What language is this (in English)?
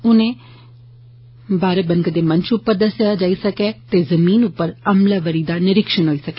Dogri